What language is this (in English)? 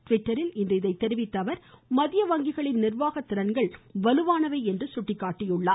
Tamil